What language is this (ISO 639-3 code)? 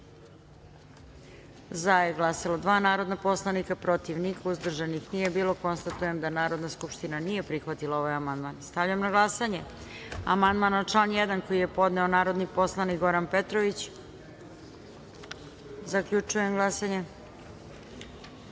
srp